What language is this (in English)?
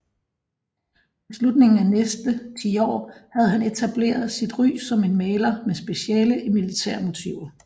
Danish